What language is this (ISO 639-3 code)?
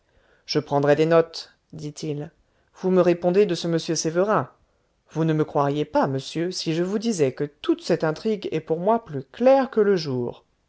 fra